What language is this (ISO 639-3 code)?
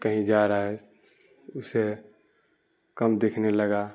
urd